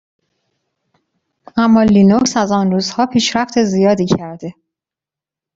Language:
Persian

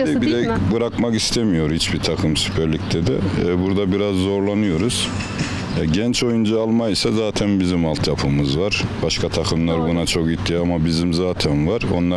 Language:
Turkish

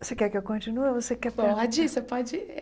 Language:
Portuguese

